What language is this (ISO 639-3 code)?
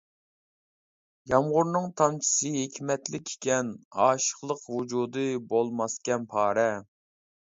uig